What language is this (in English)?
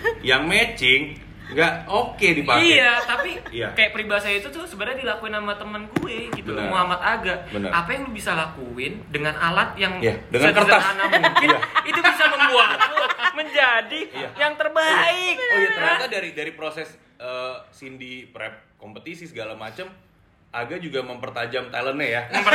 Indonesian